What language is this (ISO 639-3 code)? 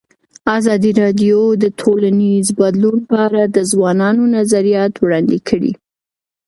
pus